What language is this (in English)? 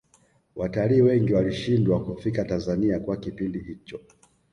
Swahili